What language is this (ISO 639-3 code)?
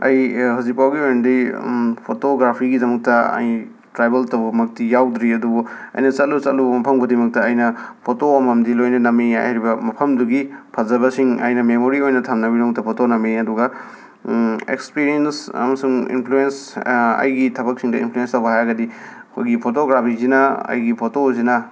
mni